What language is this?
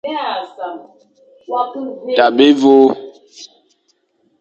Fang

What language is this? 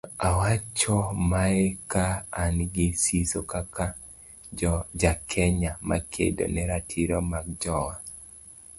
Luo (Kenya and Tanzania)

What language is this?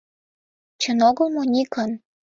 Mari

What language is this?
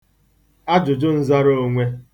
Igbo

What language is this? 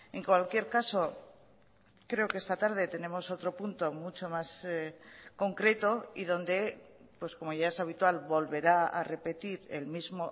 Spanish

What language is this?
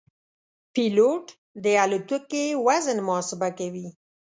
Pashto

